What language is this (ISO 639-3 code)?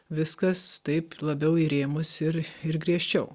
lit